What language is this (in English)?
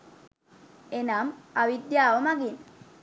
Sinhala